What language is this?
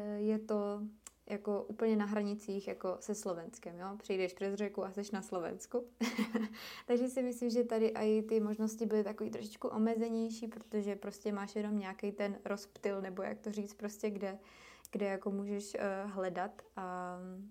Czech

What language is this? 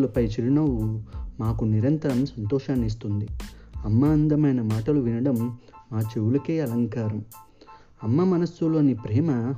Telugu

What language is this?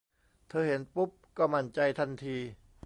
Thai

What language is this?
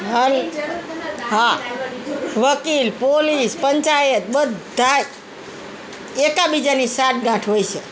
Gujarati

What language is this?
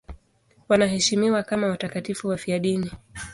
Swahili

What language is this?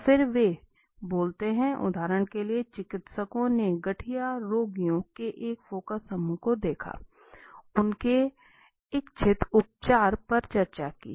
Hindi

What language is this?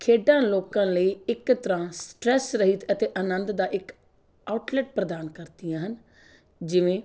Punjabi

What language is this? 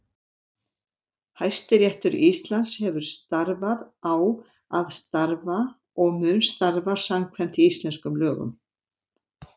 Icelandic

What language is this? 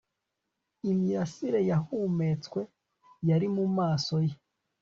Kinyarwanda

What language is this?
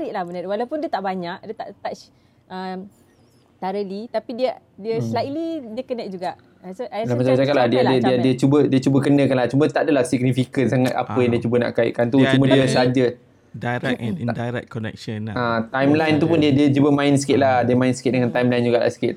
Malay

